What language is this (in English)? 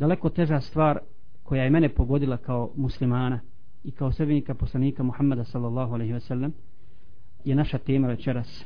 Croatian